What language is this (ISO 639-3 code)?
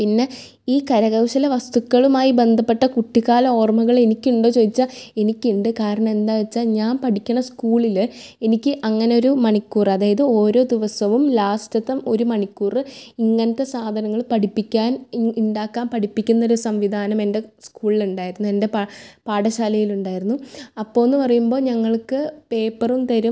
mal